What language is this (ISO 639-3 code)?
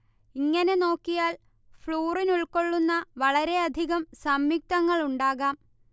mal